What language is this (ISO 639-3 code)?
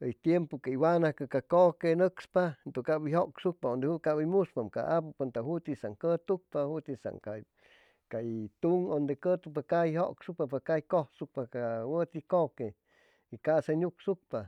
zoh